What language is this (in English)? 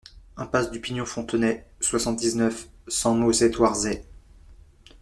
French